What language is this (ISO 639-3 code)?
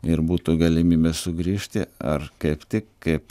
lit